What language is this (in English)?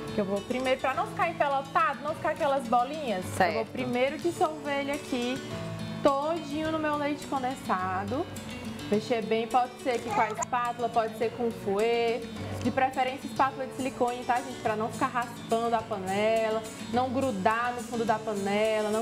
Portuguese